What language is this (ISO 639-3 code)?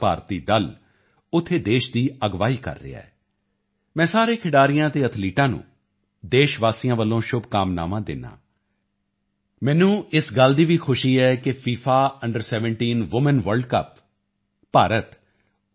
pan